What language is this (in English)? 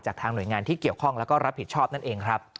Thai